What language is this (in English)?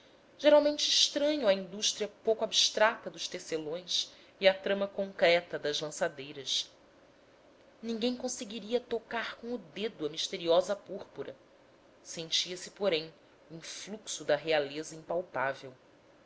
Portuguese